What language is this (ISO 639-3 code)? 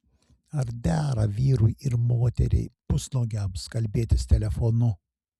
lit